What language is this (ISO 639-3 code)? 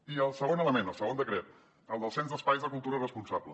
cat